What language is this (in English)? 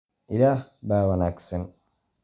Somali